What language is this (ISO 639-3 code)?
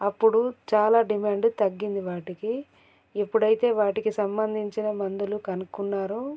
tel